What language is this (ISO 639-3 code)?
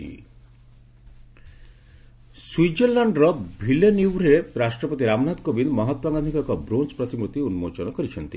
ori